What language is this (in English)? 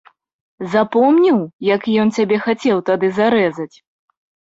Belarusian